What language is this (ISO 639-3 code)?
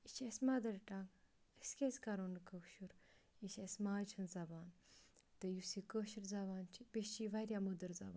kas